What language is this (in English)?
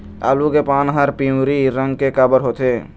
Chhattisgarhi